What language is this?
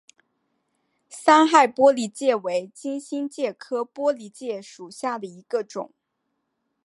Chinese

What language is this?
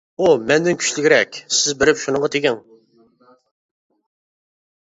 Uyghur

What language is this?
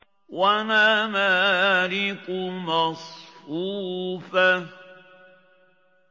Arabic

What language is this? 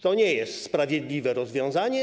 Polish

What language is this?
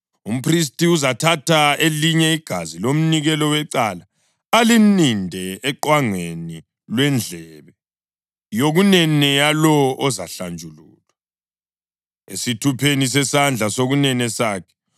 North Ndebele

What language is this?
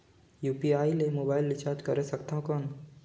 Chhattisgarhi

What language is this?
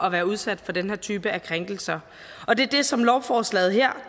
Danish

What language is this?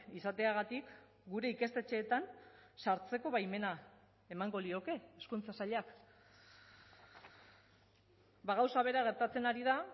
Basque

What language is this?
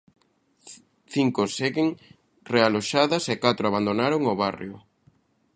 Galician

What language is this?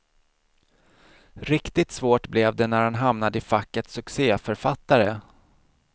Swedish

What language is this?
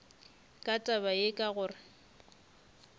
Northern Sotho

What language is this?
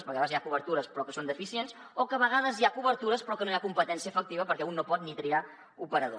Catalan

